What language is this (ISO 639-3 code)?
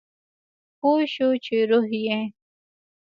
pus